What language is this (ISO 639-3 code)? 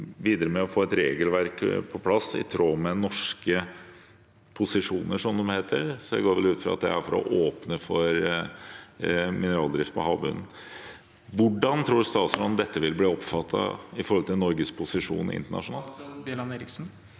nor